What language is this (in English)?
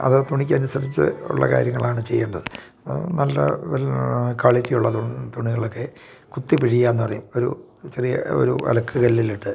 Malayalam